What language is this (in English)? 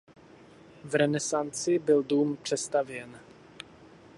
Czech